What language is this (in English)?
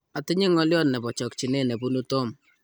Kalenjin